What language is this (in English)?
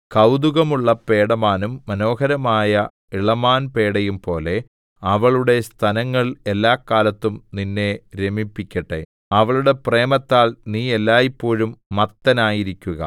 Malayalam